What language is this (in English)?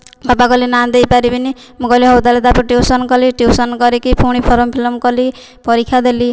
Odia